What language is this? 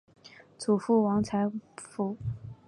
Chinese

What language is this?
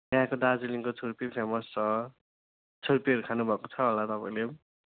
Nepali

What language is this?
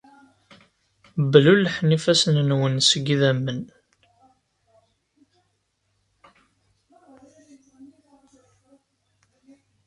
Kabyle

